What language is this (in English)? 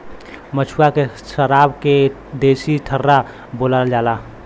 Bhojpuri